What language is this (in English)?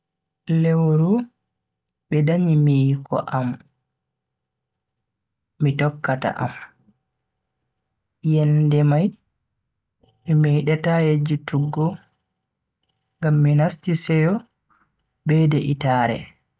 Bagirmi Fulfulde